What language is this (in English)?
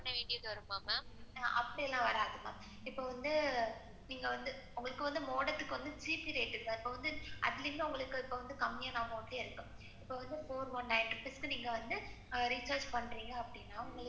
Tamil